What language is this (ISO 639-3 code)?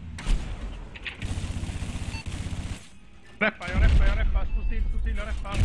swe